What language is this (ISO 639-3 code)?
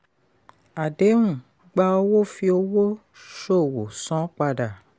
yor